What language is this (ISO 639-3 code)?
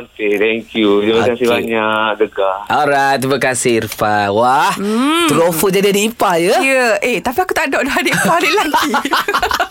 msa